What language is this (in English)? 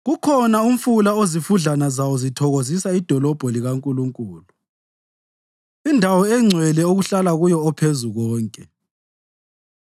North Ndebele